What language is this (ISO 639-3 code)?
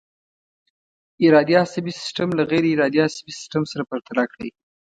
pus